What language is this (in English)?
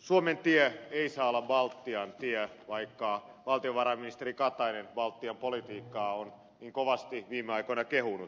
Finnish